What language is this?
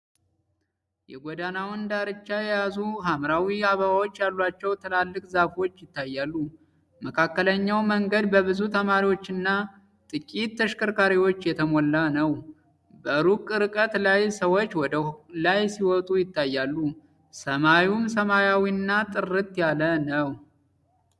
Amharic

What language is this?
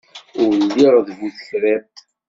Kabyle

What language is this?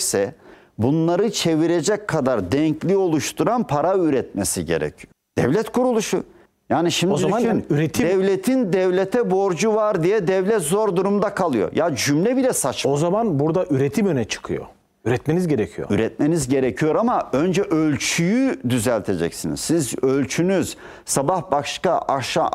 Turkish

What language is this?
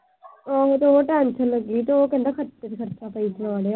Punjabi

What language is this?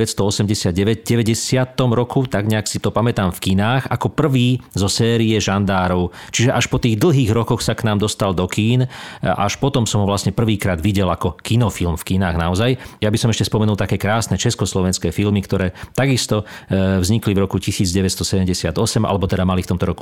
Slovak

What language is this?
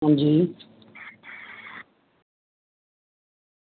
Dogri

